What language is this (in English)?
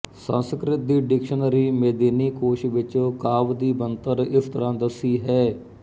Punjabi